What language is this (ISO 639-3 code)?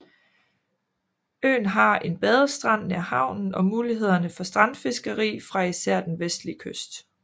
dan